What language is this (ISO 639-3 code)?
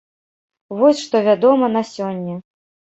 bel